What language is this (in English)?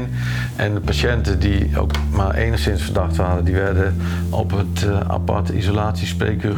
Dutch